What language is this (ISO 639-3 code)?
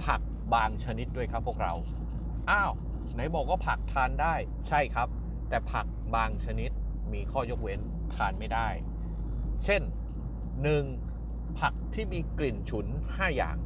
tha